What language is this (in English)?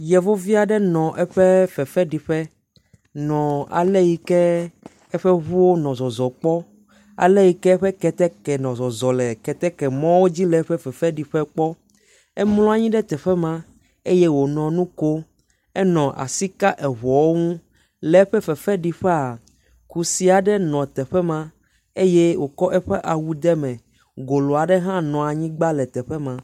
Ewe